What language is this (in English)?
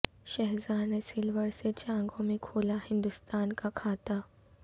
Urdu